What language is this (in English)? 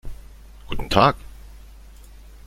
German